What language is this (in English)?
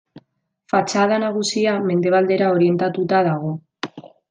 Basque